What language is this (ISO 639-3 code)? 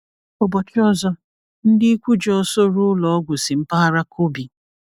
ibo